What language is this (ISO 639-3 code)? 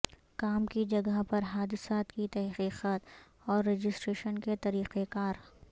urd